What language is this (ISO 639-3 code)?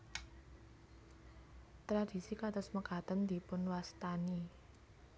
jav